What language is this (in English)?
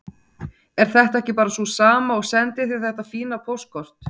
Icelandic